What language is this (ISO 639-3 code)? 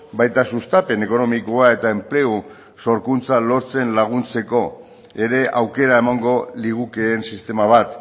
eus